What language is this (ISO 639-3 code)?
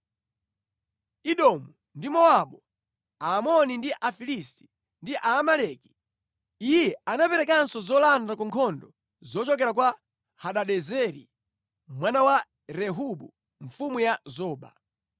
nya